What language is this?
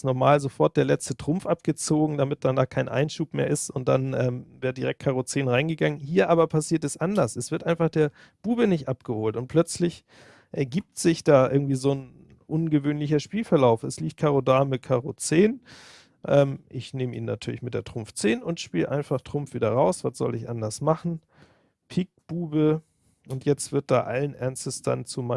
German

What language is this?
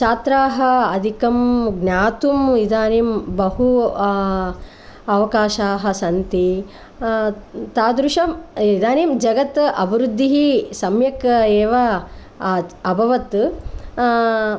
Sanskrit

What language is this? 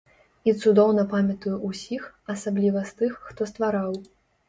Belarusian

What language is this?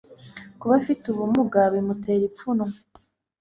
Kinyarwanda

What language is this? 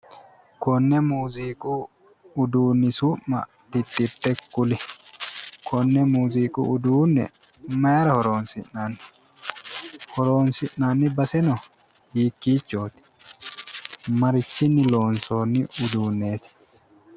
Sidamo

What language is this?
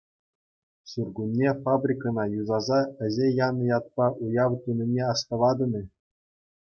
Chuvash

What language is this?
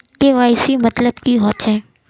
Magahi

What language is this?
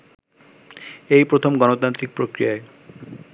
Bangla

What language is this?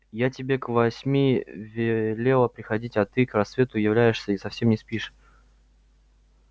Russian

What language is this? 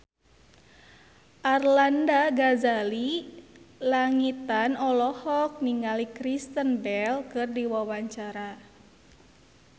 Sundanese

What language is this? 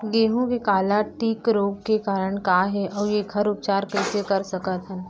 Chhattisgarhi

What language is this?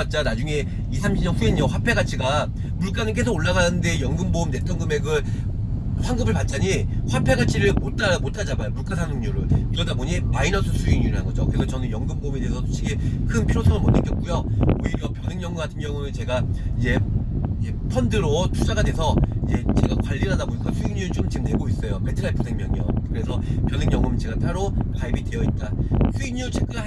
Korean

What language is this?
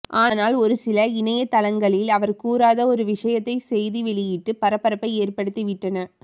Tamil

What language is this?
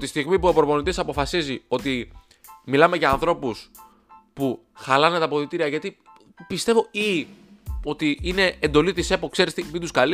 Greek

